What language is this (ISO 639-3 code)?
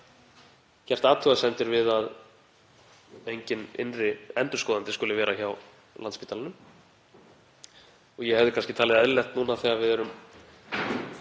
isl